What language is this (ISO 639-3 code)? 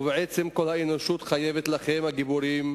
heb